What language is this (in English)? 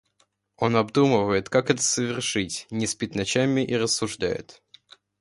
Russian